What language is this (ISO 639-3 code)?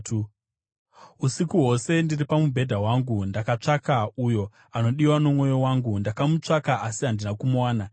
sna